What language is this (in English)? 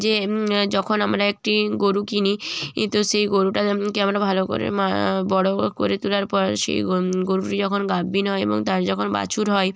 Bangla